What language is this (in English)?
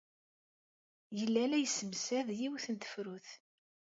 Kabyle